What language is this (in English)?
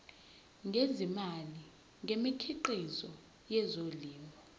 Zulu